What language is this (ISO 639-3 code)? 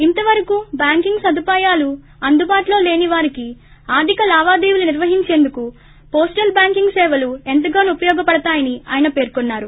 tel